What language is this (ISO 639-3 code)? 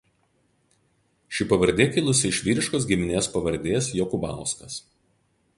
lit